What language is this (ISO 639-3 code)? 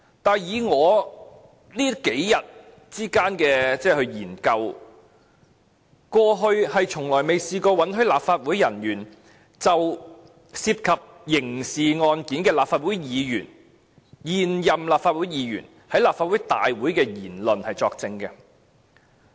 yue